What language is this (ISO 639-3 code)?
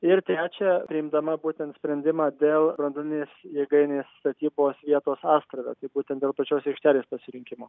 lit